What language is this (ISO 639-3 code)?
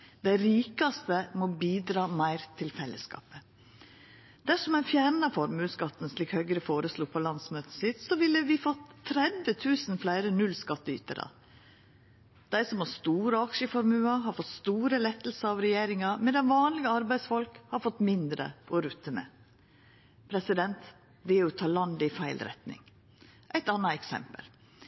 nno